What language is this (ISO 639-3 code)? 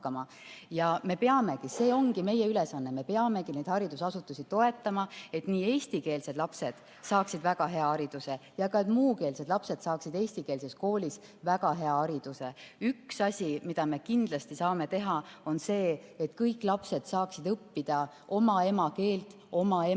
est